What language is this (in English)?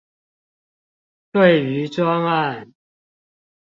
Chinese